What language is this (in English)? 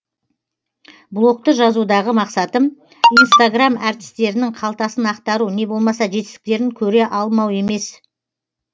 Kazakh